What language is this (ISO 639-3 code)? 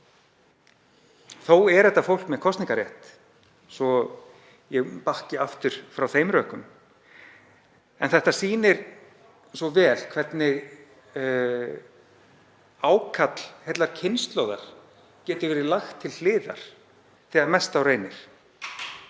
isl